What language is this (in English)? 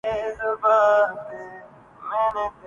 Urdu